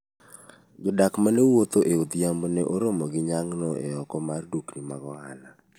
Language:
Luo (Kenya and Tanzania)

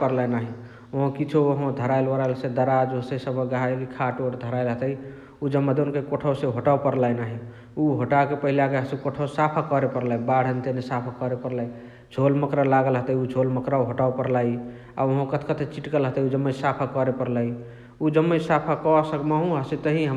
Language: Chitwania Tharu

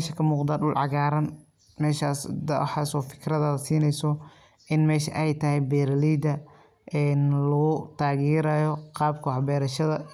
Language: Somali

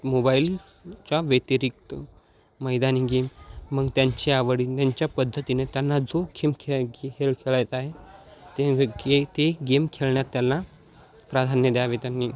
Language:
Marathi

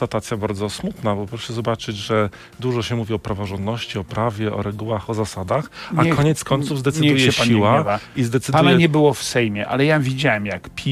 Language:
Polish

